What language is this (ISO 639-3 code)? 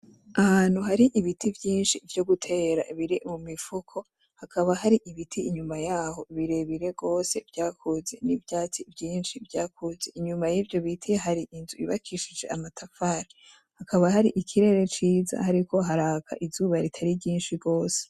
run